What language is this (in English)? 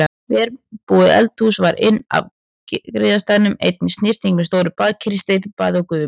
Icelandic